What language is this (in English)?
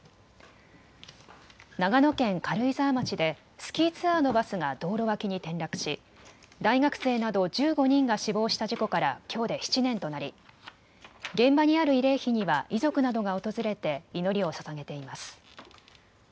Japanese